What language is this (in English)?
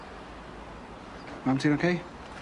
Welsh